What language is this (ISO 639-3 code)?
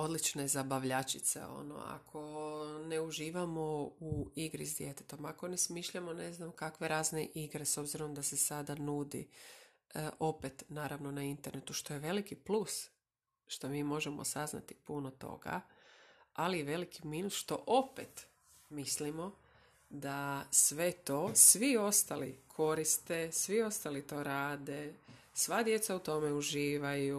hrv